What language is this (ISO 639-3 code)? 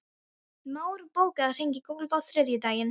isl